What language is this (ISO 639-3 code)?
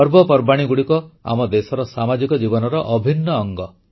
ori